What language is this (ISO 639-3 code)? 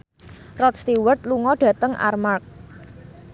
jav